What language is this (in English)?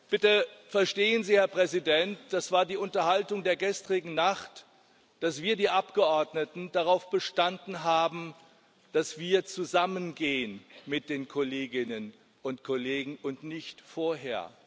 German